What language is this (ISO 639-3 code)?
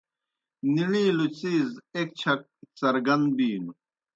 plk